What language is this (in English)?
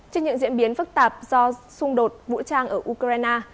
Vietnamese